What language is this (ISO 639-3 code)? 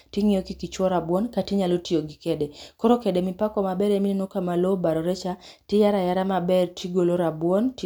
luo